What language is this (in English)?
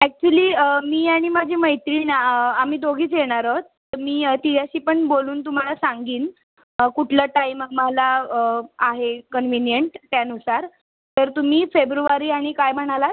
Marathi